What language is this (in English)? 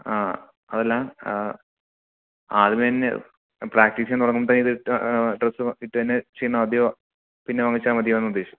Malayalam